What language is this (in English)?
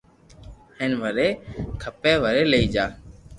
Loarki